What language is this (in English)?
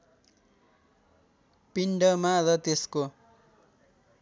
Nepali